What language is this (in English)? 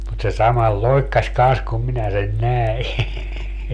Finnish